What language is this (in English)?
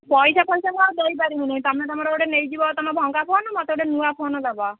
Odia